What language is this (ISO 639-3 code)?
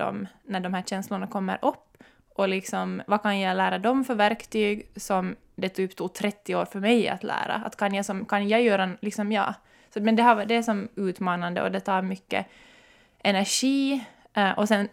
swe